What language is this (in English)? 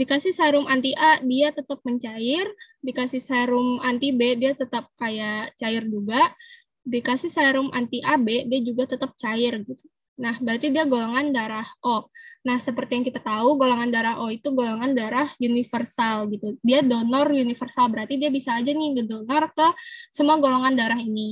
Indonesian